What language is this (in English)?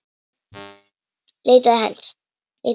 Icelandic